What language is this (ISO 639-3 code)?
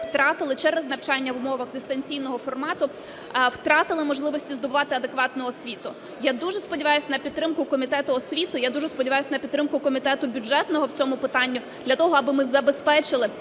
ukr